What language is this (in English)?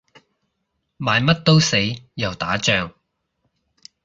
Cantonese